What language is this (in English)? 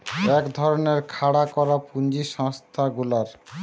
Bangla